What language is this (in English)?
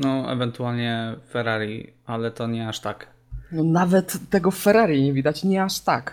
Polish